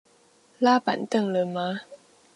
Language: Chinese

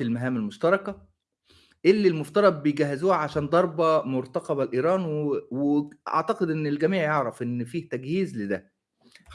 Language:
Arabic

